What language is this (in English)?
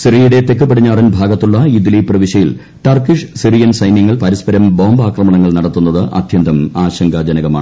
Malayalam